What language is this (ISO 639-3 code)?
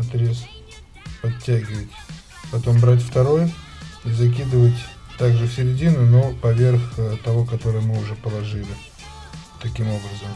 rus